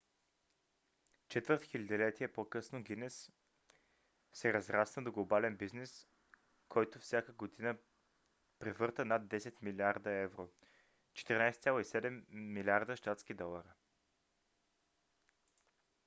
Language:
Bulgarian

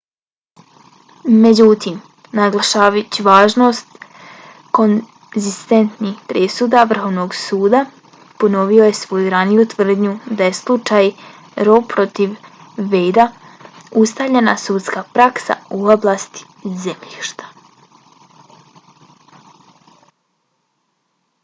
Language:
Bosnian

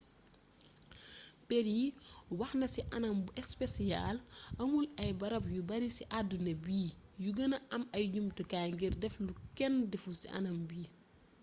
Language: Wolof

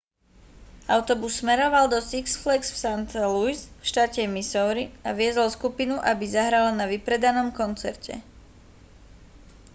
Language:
Slovak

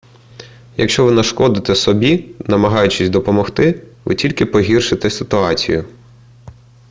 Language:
Ukrainian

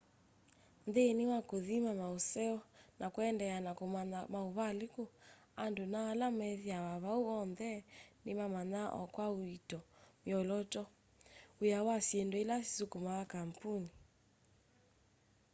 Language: Kamba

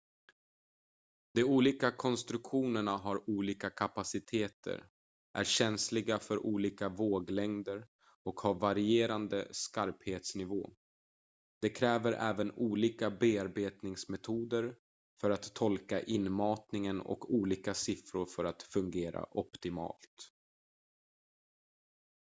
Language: Swedish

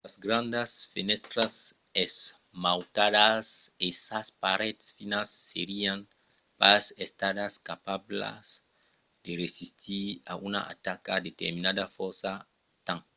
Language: Occitan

